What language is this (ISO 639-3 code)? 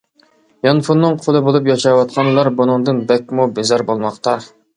uig